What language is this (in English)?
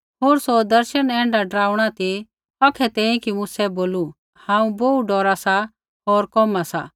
Kullu Pahari